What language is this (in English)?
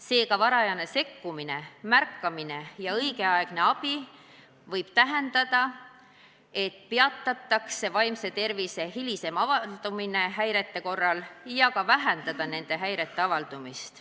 Estonian